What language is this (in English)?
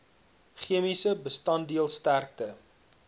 Afrikaans